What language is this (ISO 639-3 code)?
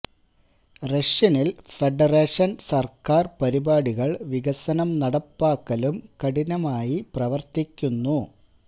mal